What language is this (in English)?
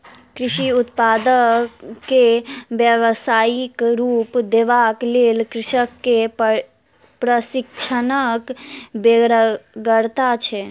Maithili